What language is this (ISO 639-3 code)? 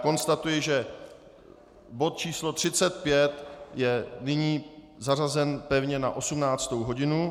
ces